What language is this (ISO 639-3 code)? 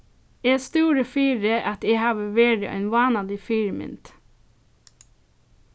fao